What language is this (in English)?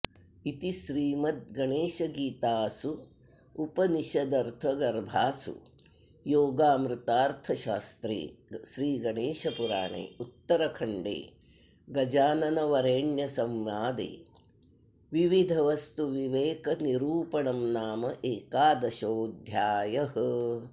Sanskrit